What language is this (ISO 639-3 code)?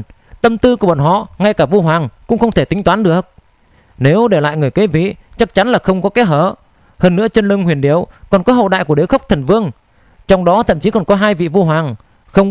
vie